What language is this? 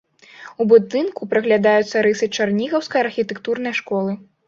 Belarusian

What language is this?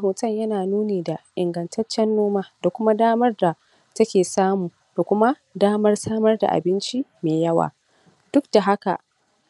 Hausa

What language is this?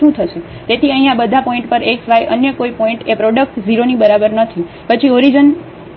Gujarati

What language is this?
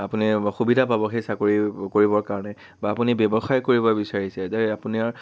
Assamese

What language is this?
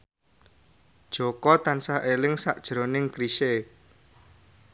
Javanese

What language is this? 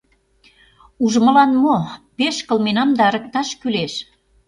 Mari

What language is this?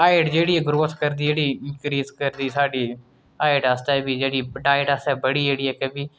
Dogri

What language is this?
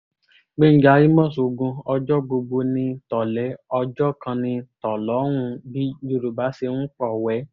Yoruba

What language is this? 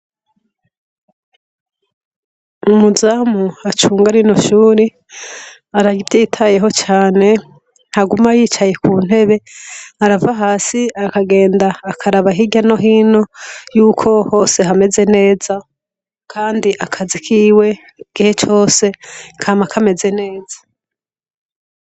Rundi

